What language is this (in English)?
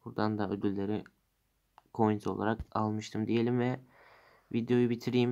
Turkish